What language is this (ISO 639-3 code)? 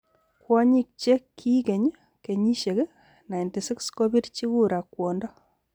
kln